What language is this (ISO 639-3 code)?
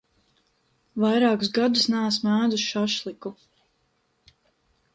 lav